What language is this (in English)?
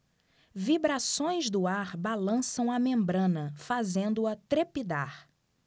Portuguese